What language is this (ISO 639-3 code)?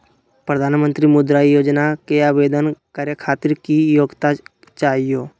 mag